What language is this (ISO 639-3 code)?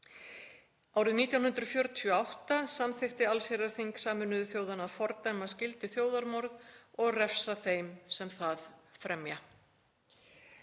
isl